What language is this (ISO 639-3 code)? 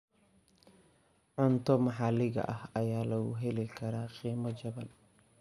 som